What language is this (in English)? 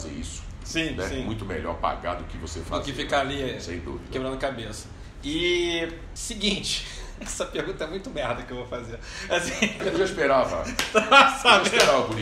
Portuguese